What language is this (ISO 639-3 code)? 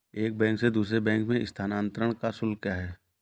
hin